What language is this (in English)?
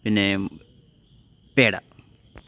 Malayalam